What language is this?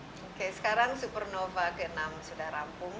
Indonesian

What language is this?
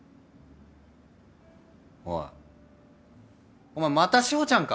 Japanese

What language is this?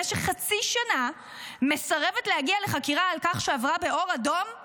Hebrew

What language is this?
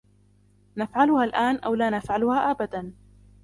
Arabic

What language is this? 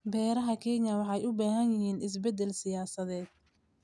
Somali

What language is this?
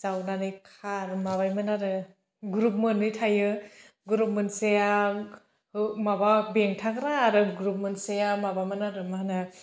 Bodo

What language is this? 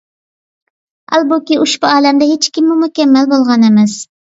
Uyghur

